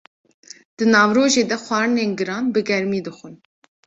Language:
Kurdish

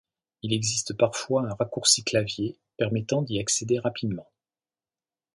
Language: French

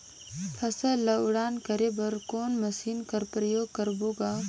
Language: Chhattisgarhi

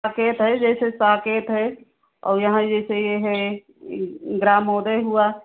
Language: Hindi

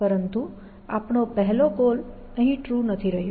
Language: Gujarati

